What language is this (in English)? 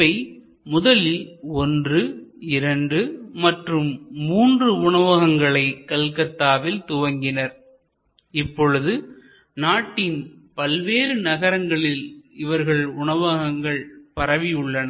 Tamil